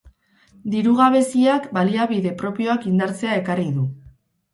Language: Basque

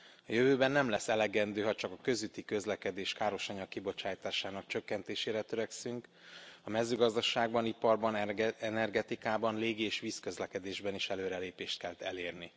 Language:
Hungarian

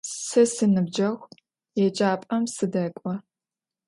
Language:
Adyghe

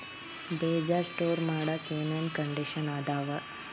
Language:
Kannada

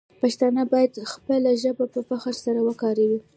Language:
Pashto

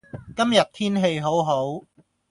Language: Cantonese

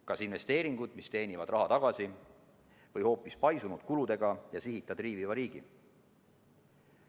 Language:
Estonian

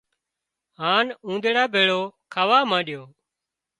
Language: Wadiyara Koli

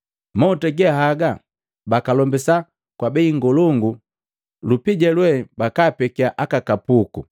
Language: Matengo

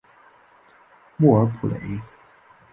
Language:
Chinese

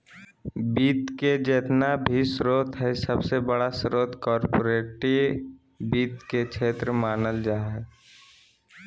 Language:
Magahi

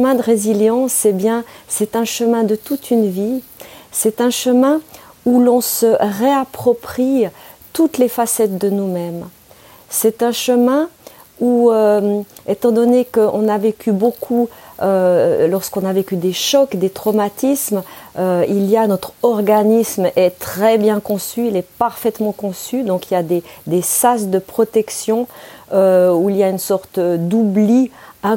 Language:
French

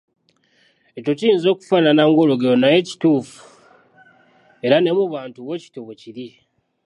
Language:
Ganda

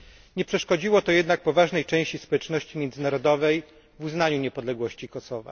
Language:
Polish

